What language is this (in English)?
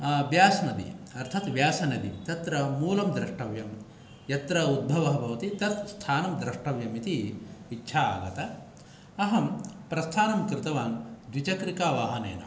Sanskrit